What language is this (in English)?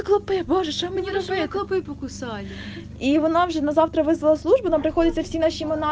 Russian